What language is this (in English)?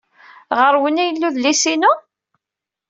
Kabyle